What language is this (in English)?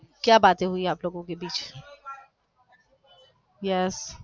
Gujarati